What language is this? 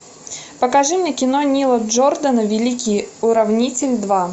Russian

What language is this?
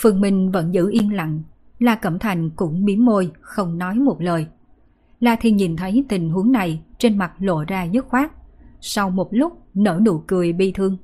Vietnamese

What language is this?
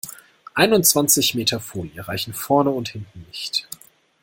German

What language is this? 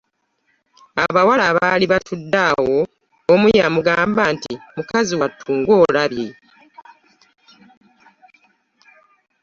Ganda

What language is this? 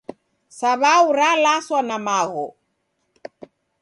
Taita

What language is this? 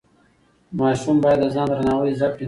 Pashto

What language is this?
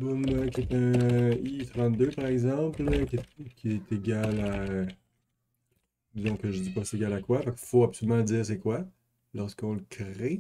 French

